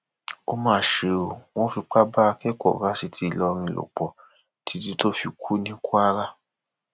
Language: Yoruba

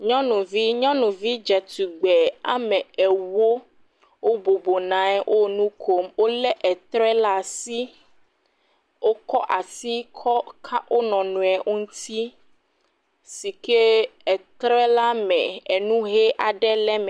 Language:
Ewe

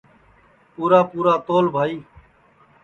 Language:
Sansi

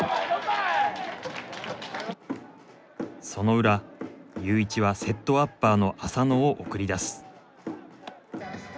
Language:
Japanese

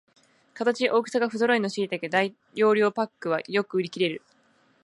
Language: Japanese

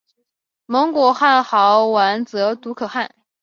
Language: Chinese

